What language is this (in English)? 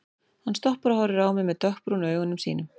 Icelandic